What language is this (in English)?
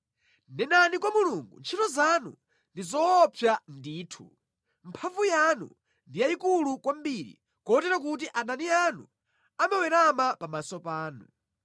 Nyanja